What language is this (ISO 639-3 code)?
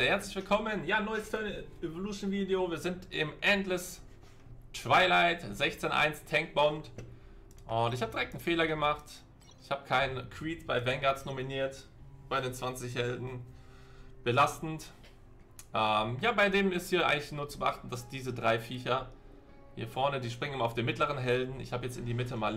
deu